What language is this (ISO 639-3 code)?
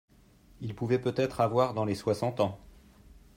fra